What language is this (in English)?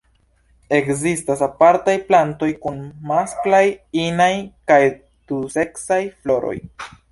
Esperanto